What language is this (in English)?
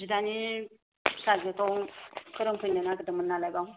Bodo